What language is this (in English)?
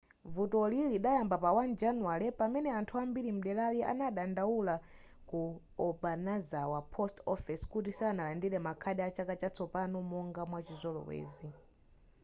Nyanja